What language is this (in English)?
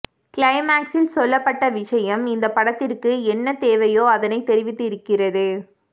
Tamil